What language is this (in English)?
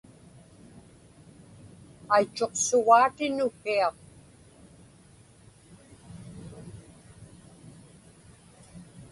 Inupiaq